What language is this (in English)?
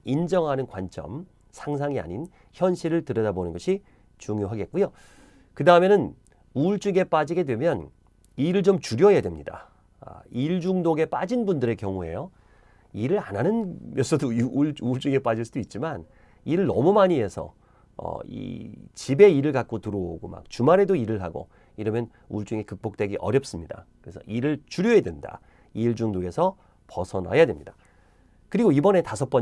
Korean